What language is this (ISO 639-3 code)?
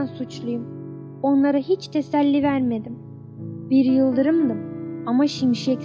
tur